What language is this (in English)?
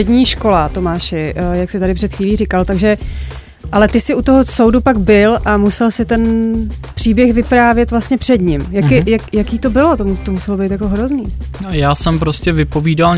Czech